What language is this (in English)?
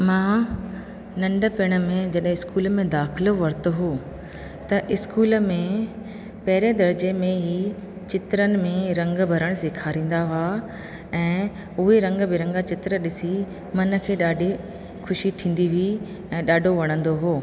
Sindhi